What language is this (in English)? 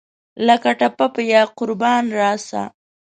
Pashto